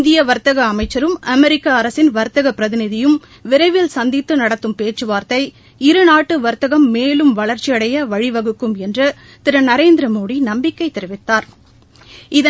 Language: Tamil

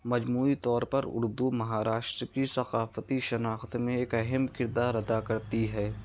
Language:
Urdu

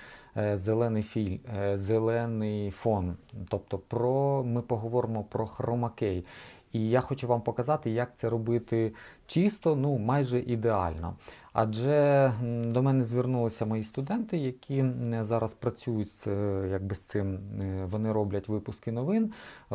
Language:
Ukrainian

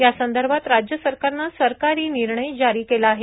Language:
Marathi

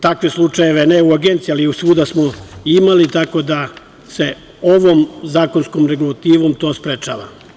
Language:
Serbian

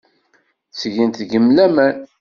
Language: Kabyle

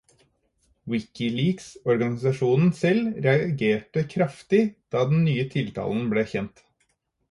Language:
Norwegian Bokmål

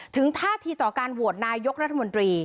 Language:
Thai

